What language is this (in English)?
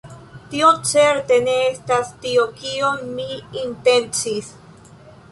Esperanto